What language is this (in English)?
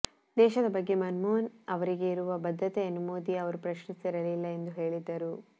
Kannada